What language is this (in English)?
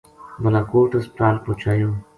Gujari